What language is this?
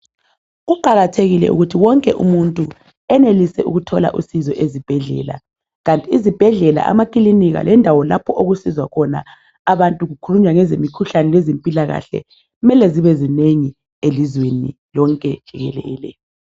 North Ndebele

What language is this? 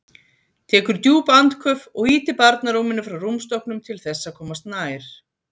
Icelandic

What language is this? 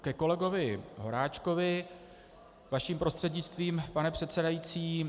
Czech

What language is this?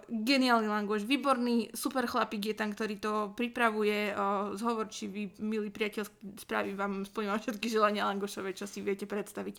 Slovak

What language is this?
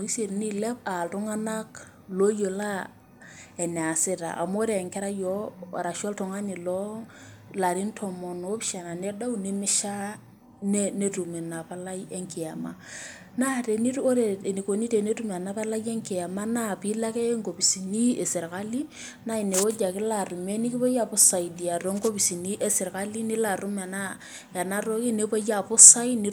Masai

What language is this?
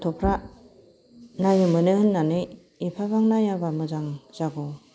Bodo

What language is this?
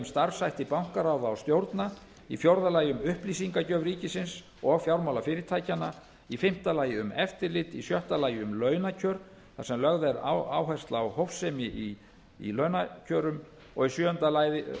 Icelandic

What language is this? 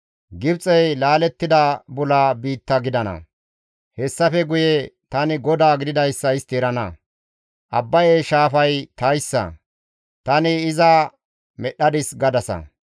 Gamo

